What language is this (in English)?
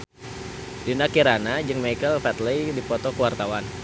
Sundanese